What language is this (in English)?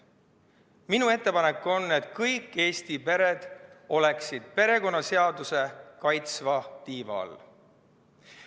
Estonian